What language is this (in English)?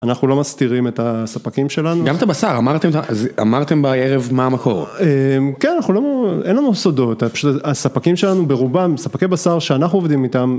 Hebrew